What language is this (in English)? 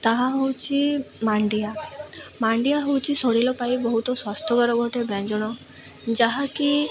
Odia